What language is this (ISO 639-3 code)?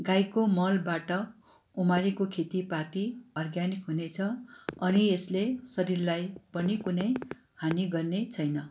nep